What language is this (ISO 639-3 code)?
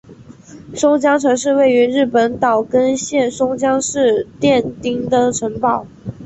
zho